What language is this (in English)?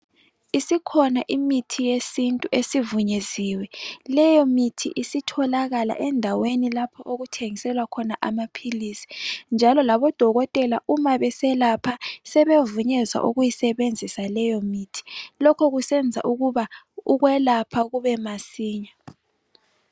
North Ndebele